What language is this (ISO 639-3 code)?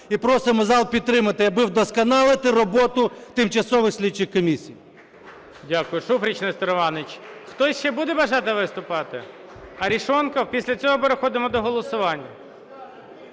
ukr